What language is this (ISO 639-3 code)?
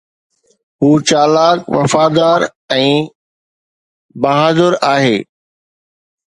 snd